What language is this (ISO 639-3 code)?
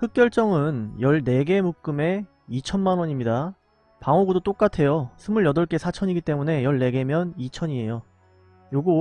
kor